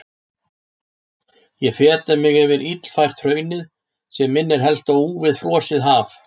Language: Icelandic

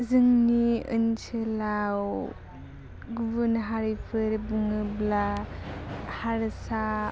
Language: Bodo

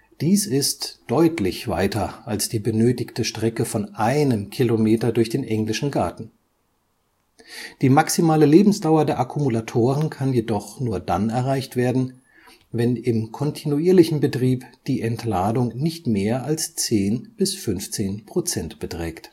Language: German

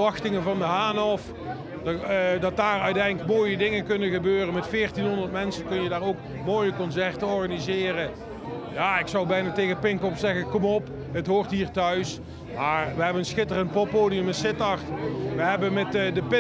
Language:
Dutch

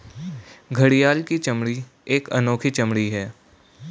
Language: Hindi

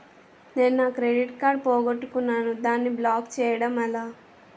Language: Telugu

